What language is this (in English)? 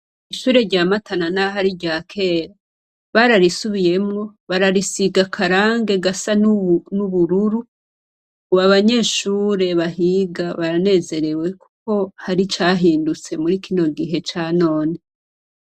Rundi